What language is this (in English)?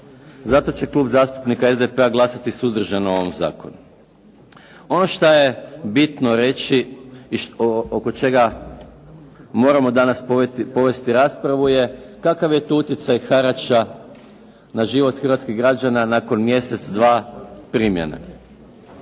Croatian